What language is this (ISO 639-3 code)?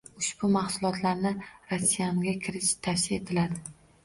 uzb